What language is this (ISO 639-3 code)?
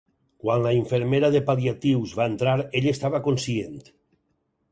cat